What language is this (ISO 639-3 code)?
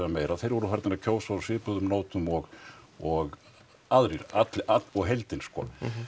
isl